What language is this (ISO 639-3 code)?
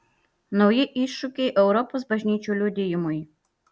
lit